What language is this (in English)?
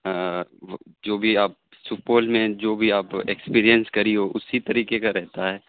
Urdu